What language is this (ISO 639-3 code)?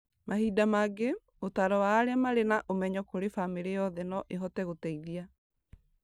kik